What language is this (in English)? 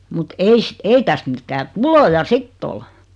Finnish